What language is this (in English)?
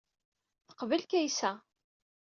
Kabyle